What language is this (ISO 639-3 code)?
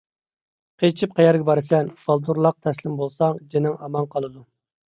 uig